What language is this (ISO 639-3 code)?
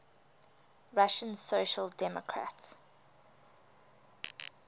eng